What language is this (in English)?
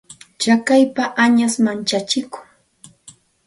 Santa Ana de Tusi Pasco Quechua